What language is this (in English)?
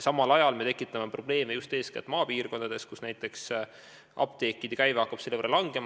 Estonian